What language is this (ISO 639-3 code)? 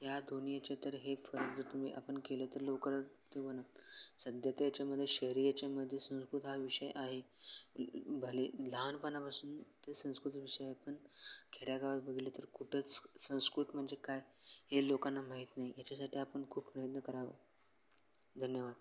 mar